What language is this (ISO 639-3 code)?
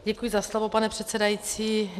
ces